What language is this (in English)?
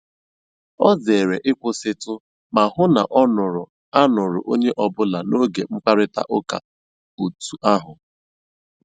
Igbo